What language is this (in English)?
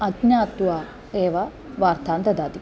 Sanskrit